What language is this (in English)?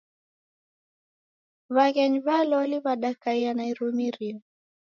Taita